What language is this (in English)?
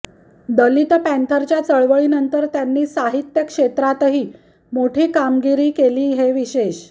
Marathi